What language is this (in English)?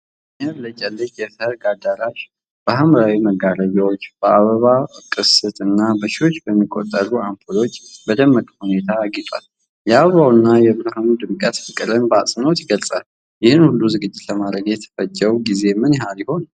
Amharic